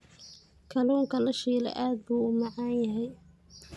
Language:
Somali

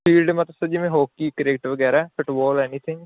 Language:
Punjabi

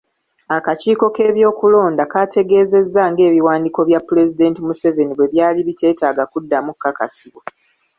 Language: Ganda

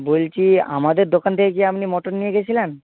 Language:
Bangla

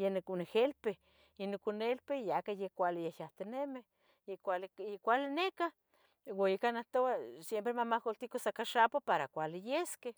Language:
Tetelcingo Nahuatl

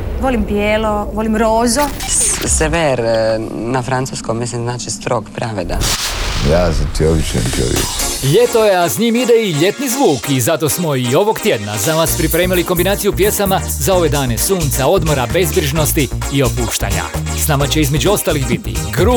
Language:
Croatian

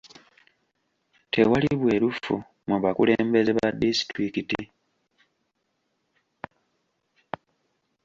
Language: Ganda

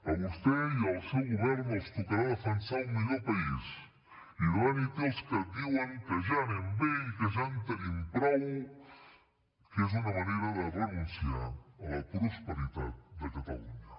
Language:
Catalan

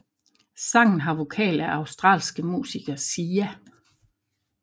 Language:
Danish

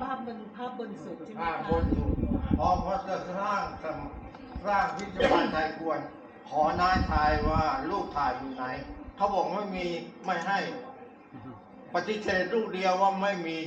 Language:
Thai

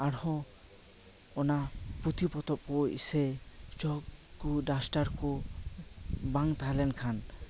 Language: Santali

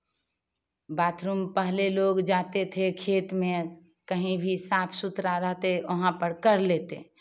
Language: Hindi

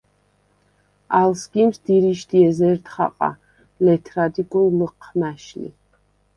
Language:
Svan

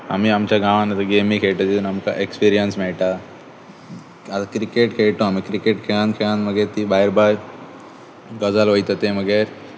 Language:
Konkani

